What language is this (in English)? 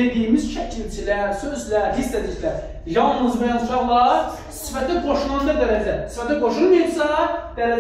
Turkish